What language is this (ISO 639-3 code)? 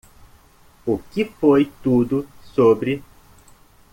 por